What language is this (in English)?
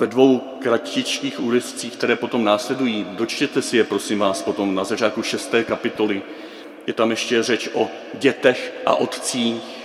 Czech